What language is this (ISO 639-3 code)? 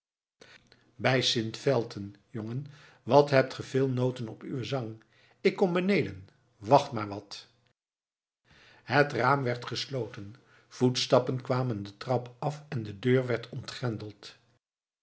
nld